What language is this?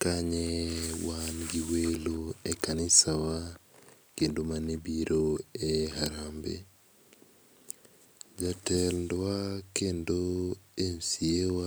Luo (Kenya and Tanzania)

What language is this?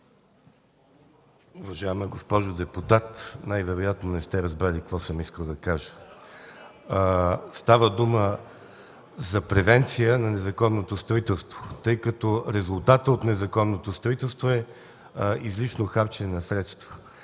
Bulgarian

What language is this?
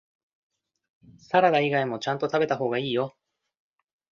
Japanese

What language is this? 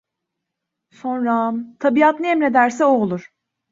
Turkish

